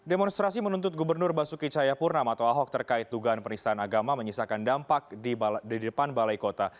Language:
Indonesian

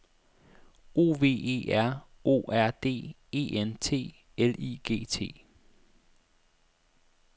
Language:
Danish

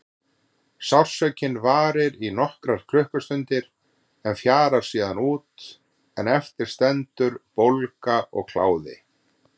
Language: Icelandic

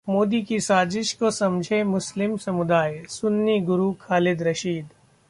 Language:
Hindi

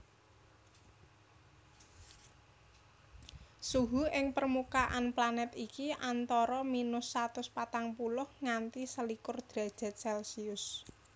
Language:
Javanese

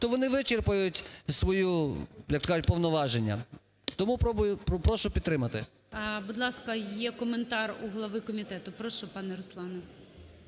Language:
Ukrainian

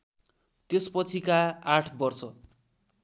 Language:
Nepali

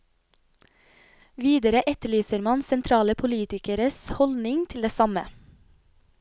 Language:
Norwegian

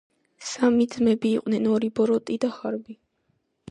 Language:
Georgian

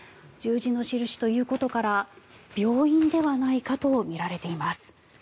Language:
Japanese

